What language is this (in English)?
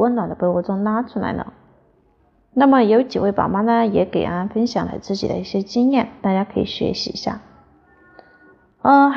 Chinese